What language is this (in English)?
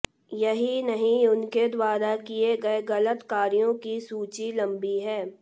Hindi